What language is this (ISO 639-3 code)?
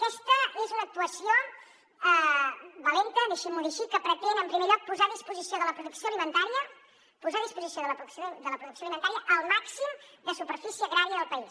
cat